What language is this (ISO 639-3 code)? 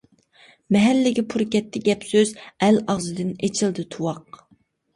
uig